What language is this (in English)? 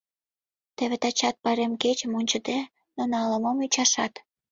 Mari